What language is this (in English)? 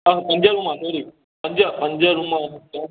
Sindhi